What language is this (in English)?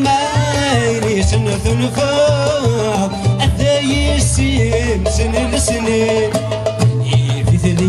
Arabic